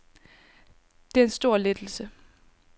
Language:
Danish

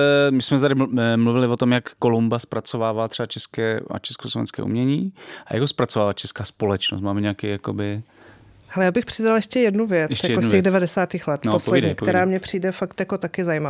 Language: Czech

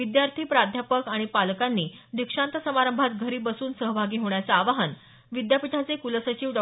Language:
Marathi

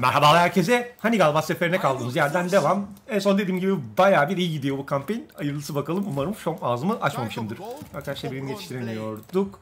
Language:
Turkish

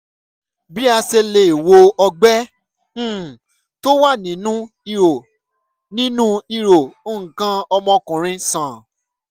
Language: Yoruba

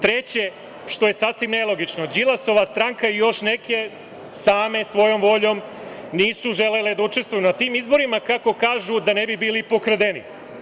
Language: Serbian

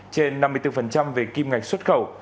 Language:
Vietnamese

